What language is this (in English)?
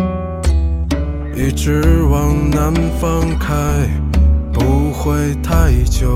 Chinese